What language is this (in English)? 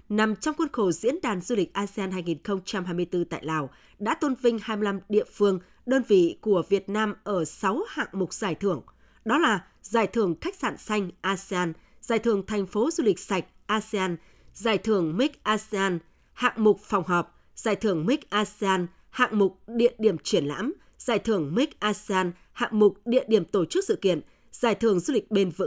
Vietnamese